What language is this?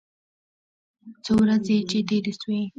Pashto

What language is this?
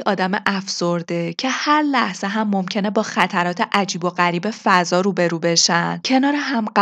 Persian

